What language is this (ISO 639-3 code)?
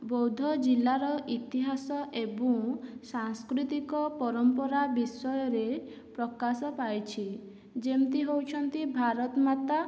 ori